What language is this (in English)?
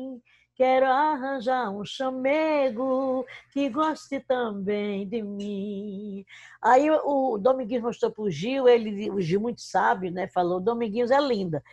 Portuguese